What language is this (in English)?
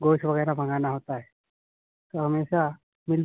Urdu